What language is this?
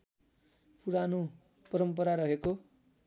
Nepali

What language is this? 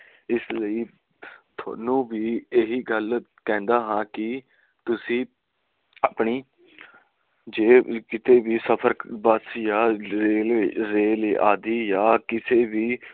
Punjabi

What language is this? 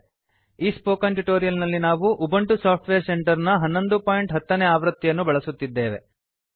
Kannada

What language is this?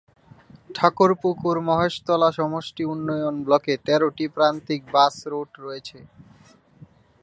Bangla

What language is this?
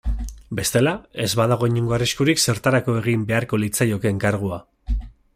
Basque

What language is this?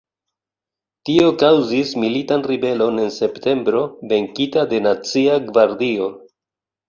Esperanto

